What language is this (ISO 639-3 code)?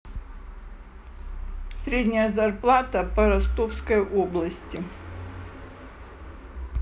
rus